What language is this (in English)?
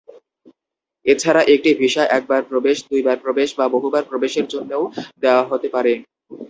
Bangla